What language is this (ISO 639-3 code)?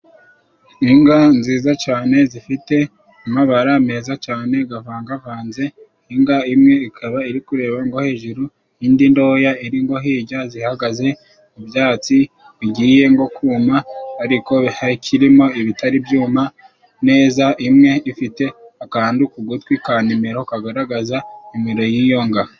kin